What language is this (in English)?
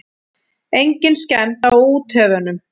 Icelandic